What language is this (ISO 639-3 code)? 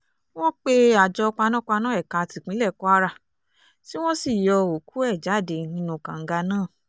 yor